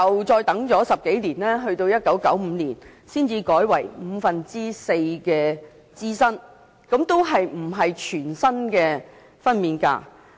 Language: Cantonese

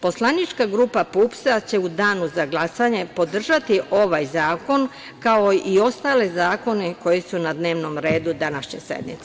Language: Serbian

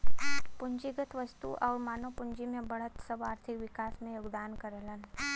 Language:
Bhojpuri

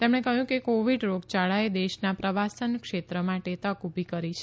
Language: Gujarati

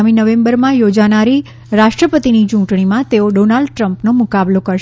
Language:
Gujarati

